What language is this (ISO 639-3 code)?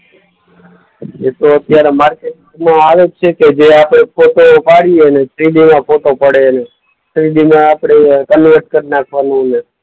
guj